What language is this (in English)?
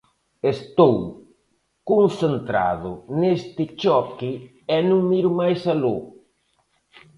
Galician